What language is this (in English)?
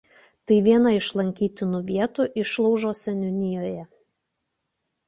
Lithuanian